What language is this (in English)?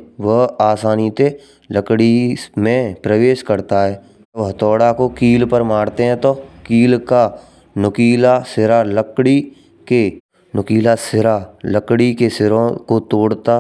Braj